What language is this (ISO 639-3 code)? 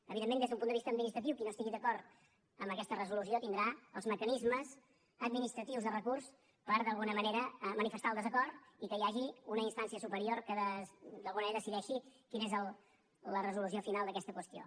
cat